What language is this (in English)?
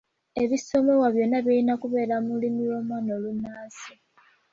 Ganda